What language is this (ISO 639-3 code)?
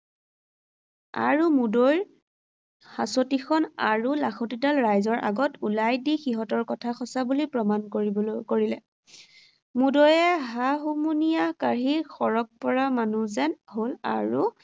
asm